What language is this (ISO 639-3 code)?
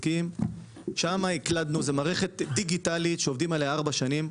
heb